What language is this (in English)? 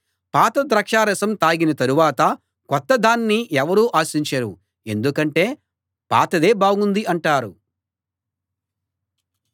Telugu